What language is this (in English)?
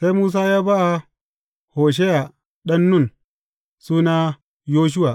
Hausa